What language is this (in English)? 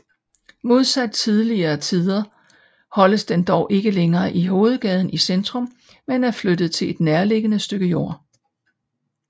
Danish